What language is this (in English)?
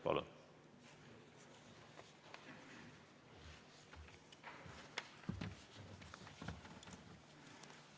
Estonian